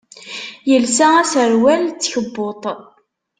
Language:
Kabyle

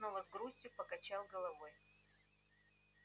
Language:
Russian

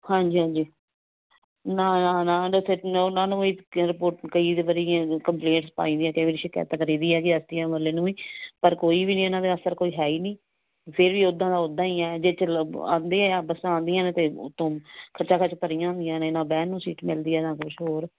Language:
Punjabi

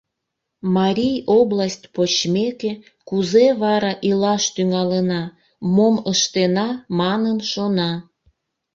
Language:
Mari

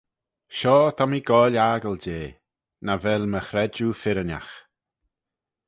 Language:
Manx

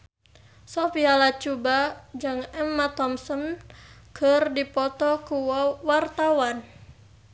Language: Sundanese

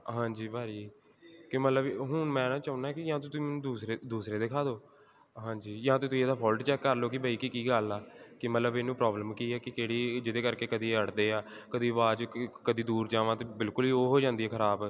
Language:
Punjabi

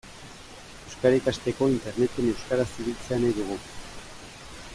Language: Basque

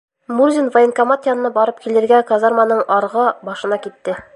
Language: Bashkir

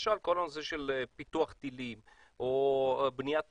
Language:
Hebrew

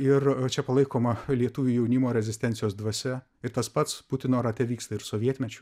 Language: Lithuanian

